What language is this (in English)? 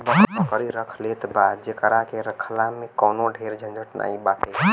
Bhojpuri